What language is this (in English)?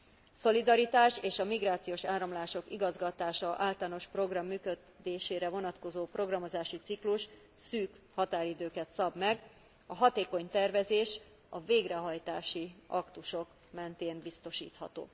Hungarian